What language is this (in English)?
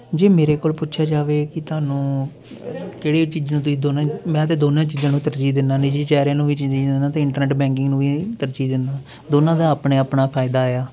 Punjabi